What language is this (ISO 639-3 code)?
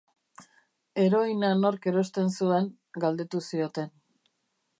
eus